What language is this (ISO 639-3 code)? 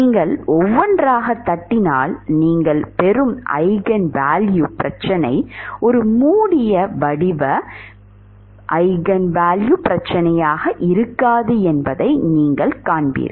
tam